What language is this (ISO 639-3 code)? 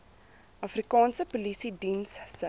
afr